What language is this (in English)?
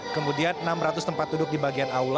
Indonesian